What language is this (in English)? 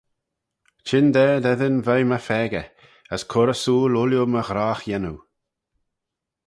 Manx